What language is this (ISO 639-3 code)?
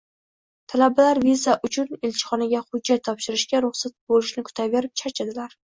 uzb